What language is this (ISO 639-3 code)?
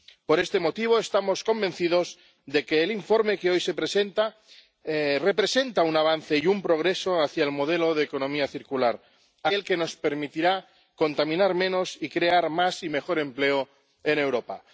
spa